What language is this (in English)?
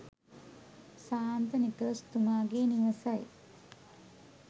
Sinhala